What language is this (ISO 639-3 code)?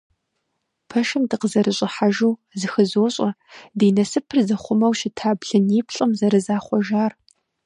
kbd